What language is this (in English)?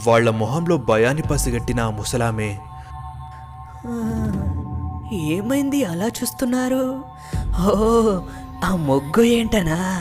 Telugu